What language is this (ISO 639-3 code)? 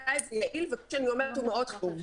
heb